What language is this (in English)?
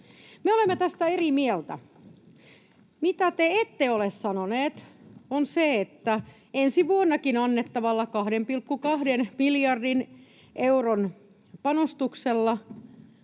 Finnish